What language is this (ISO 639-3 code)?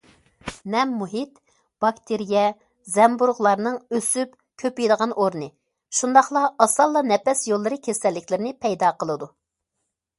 uig